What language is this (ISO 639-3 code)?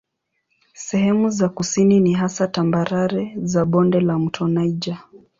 swa